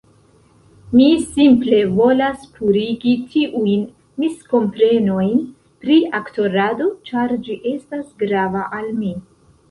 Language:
Esperanto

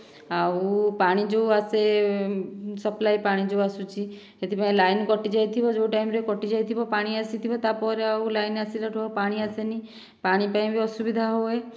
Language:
Odia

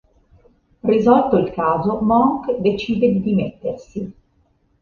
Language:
Italian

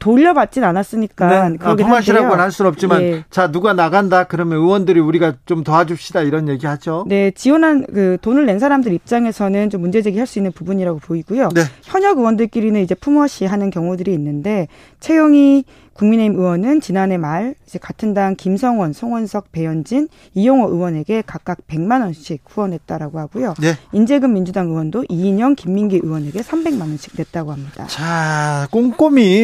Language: Korean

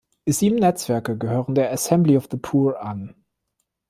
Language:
German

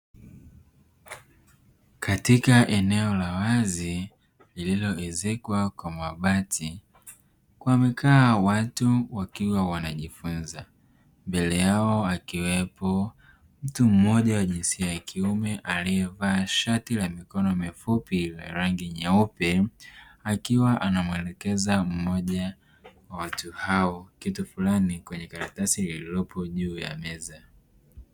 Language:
Swahili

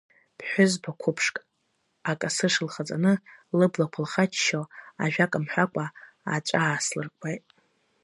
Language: Abkhazian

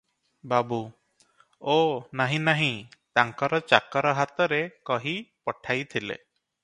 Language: Odia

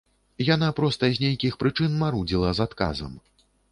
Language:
Belarusian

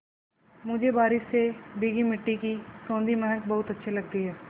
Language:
Hindi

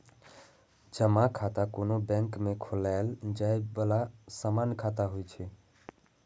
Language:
Maithili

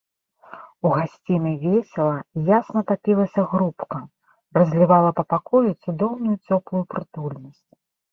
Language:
Belarusian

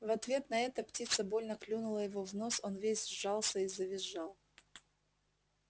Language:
Russian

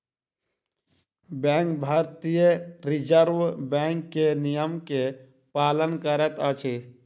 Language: Maithili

